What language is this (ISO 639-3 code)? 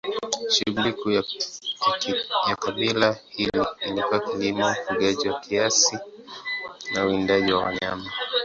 swa